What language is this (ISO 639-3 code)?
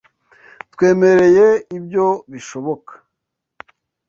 kin